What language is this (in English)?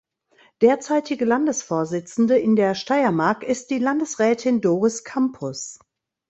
German